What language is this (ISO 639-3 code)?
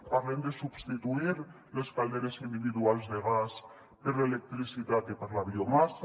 cat